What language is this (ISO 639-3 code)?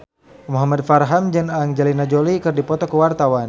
sun